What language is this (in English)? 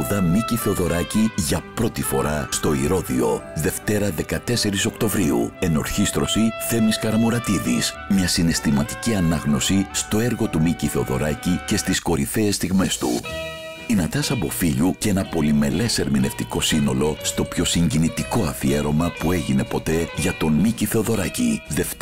Greek